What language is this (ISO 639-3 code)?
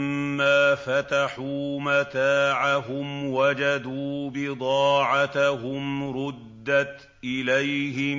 ara